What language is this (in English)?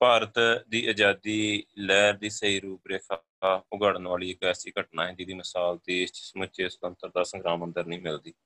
Punjabi